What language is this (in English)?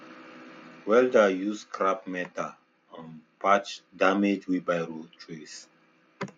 Nigerian Pidgin